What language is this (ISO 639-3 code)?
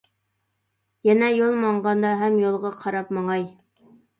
uig